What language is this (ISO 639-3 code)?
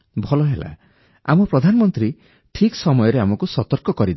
ori